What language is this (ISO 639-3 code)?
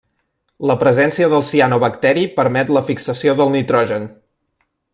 cat